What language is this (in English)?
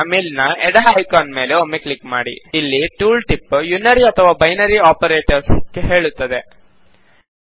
Kannada